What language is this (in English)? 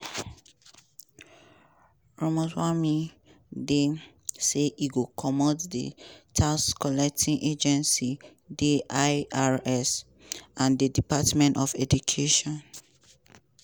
Nigerian Pidgin